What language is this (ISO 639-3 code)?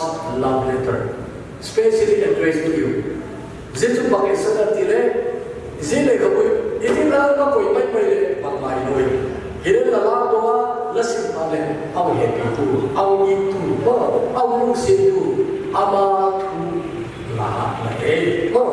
kor